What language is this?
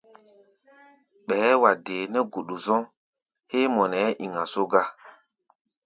Gbaya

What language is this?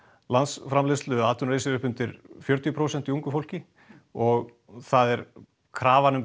Icelandic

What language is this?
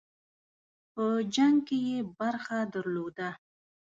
Pashto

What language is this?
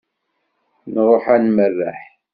Kabyle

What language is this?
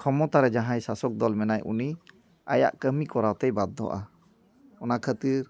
Santali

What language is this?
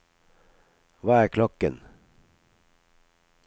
Norwegian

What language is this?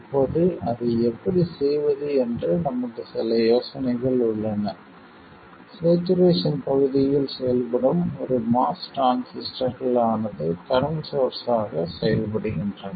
Tamil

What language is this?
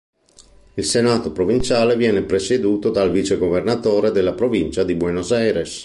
Italian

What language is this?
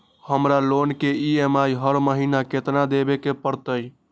Magahi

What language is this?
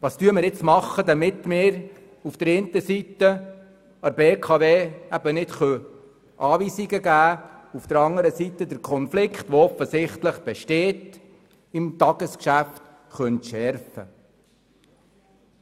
Swiss German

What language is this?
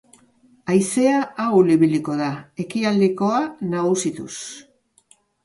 Basque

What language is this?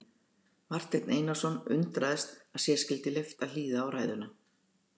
Icelandic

